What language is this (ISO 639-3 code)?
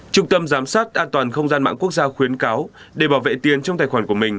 vie